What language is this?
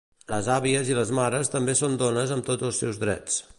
Catalan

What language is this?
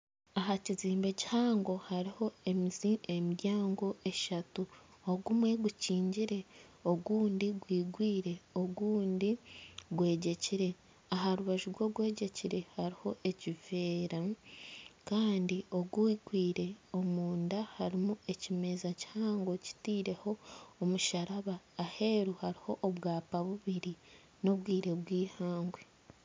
Nyankole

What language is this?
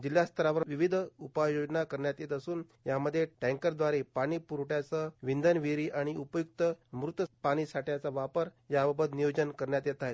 Marathi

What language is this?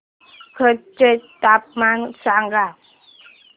Marathi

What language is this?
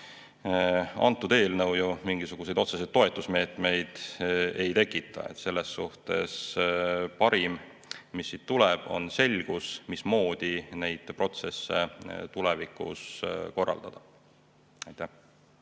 Estonian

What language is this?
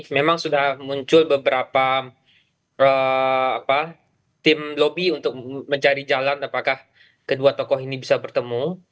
Indonesian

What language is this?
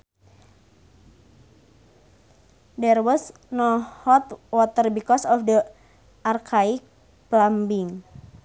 Sundanese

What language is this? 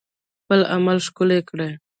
Pashto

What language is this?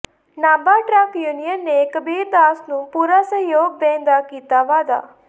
Punjabi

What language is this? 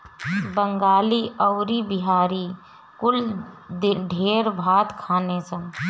Bhojpuri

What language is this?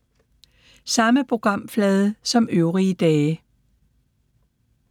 Danish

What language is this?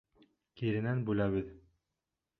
Bashkir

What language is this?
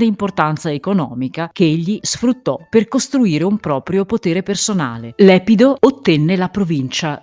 Italian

